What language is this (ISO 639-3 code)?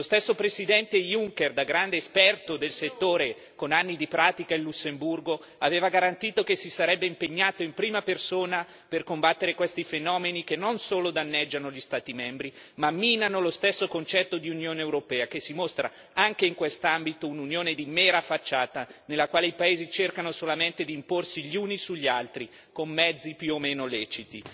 ita